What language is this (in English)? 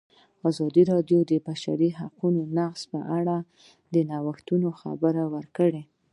Pashto